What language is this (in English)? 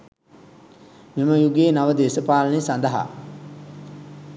Sinhala